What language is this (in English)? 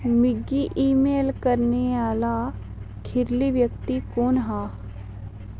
Dogri